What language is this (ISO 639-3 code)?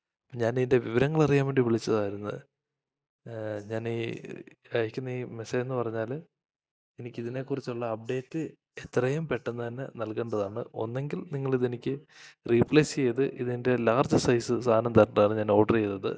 mal